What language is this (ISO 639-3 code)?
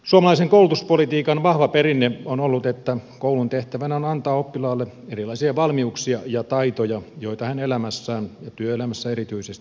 fin